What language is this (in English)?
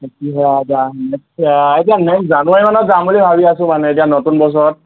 Assamese